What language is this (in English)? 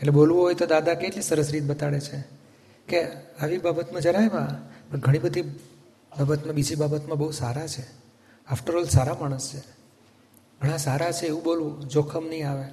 Gujarati